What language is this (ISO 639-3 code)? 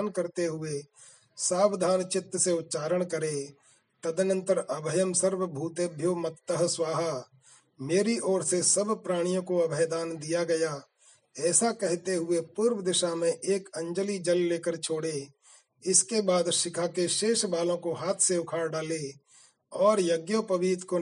hin